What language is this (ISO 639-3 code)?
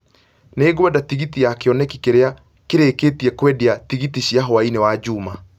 kik